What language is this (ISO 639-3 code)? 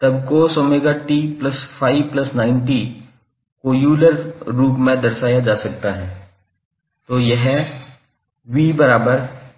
hin